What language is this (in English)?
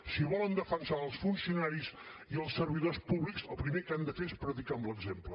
Catalan